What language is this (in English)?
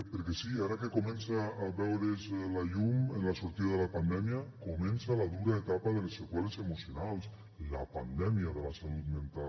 Catalan